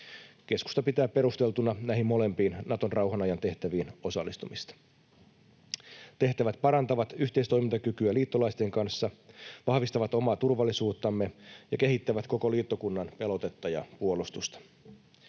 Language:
Finnish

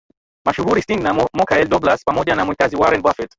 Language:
Swahili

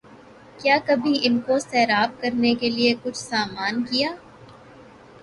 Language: Urdu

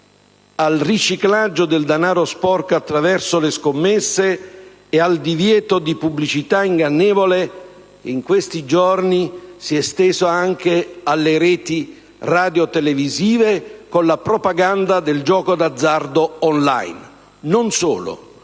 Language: Italian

